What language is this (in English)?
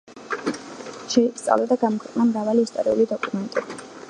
Georgian